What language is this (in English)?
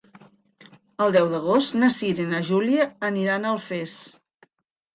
Catalan